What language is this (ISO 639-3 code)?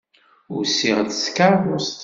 kab